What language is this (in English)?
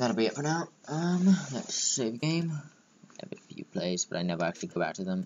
English